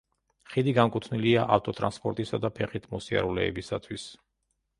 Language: Georgian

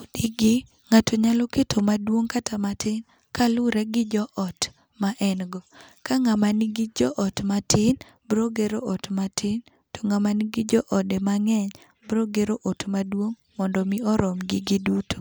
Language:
Luo (Kenya and Tanzania)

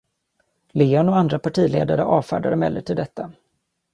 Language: Swedish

